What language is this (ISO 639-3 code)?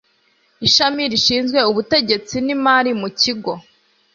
kin